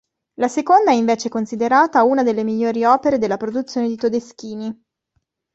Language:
Italian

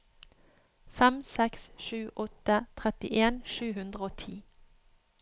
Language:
Norwegian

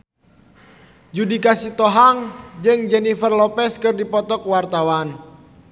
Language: Sundanese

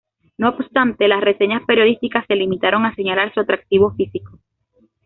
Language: Spanish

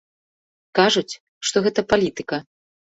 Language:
Belarusian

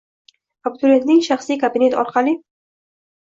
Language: Uzbek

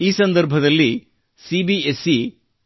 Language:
Kannada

